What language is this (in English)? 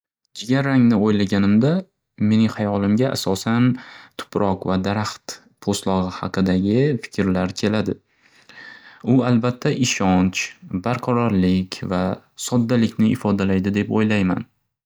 Uzbek